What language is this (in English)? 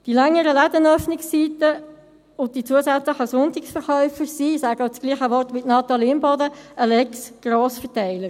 Swiss German